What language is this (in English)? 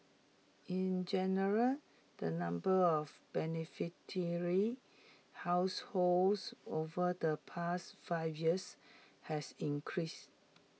English